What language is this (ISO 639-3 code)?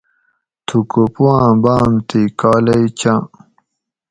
gwc